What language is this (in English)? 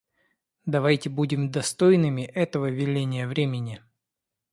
Russian